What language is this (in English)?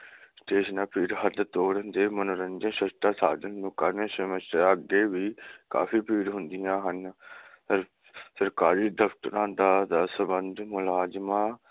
Punjabi